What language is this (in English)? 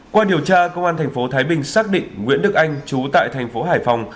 Vietnamese